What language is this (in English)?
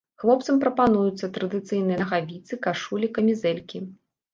Belarusian